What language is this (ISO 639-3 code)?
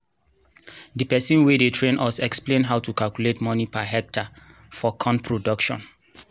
pcm